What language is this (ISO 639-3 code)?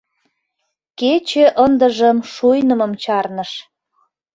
chm